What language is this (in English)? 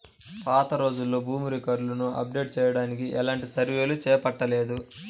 Telugu